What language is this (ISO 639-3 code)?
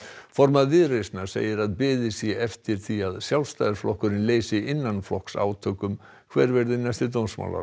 isl